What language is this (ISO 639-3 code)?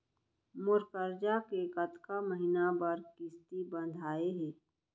hne